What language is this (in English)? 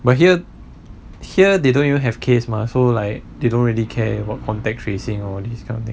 English